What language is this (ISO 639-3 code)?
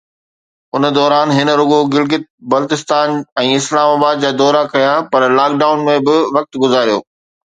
snd